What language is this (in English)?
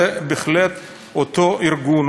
Hebrew